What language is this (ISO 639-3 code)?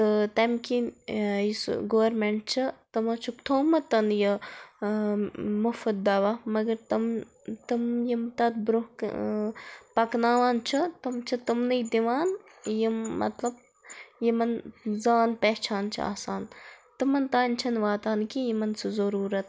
kas